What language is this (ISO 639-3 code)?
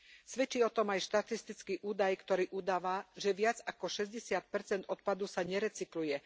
slk